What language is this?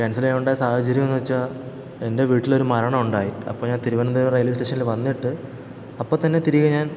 Malayalam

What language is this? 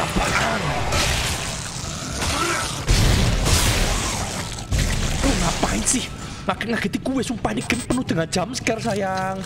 Indonesian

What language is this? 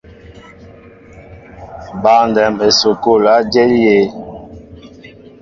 Mbo (Cameroon)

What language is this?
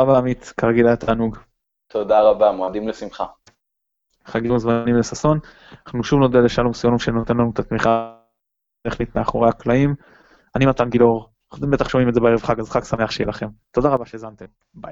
Hebrew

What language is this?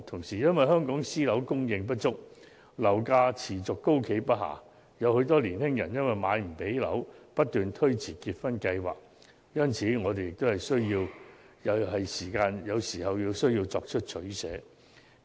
Cantonese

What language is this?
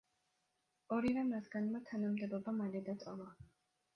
Georgian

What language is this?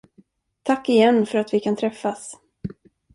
Swedish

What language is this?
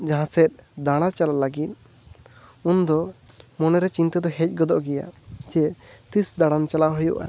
Santali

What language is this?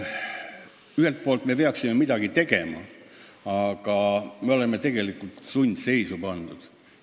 Estonian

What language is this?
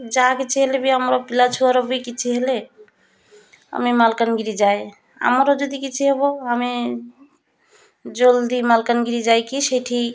Odia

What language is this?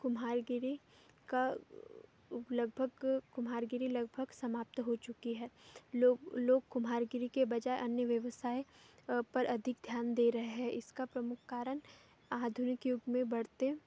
Hindi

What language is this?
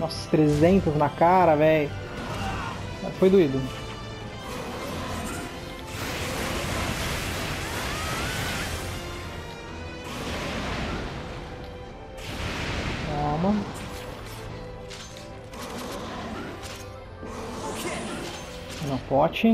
Portuguese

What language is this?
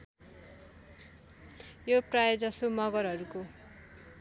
Nepali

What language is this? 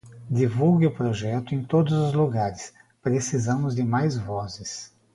Portuguese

